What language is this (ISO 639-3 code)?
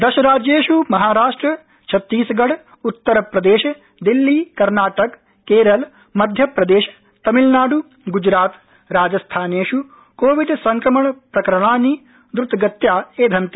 san